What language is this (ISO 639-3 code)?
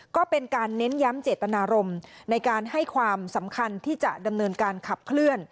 tha